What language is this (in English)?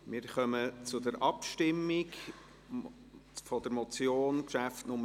Swiss German